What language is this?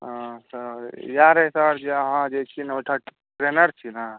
Maithili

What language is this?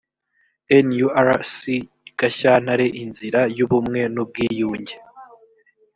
Kinyarwanda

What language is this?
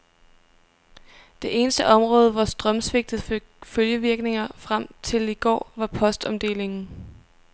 Danish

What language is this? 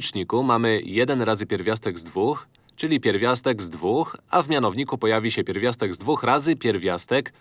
Polish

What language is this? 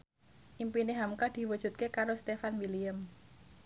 Javanese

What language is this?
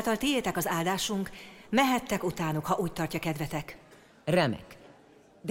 Hungarian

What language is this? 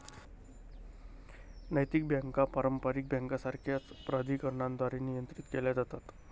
Marathi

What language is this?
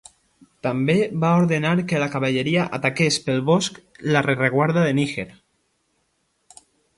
Catalan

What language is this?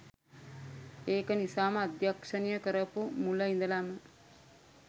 Sinhala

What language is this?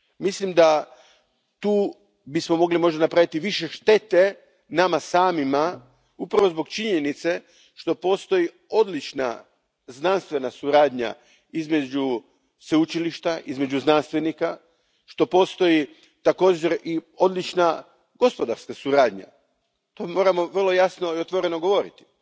Croatian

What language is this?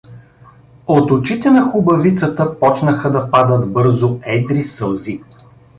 Bulgarian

